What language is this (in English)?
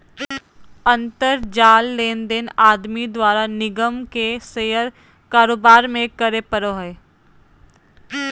Magahi